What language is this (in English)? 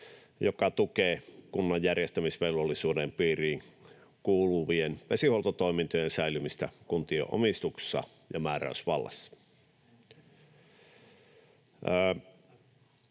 Finnish